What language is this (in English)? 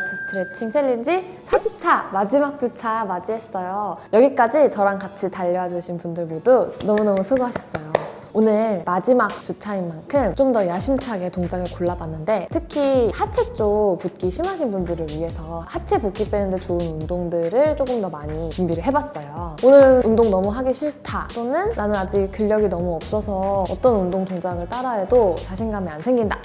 Korean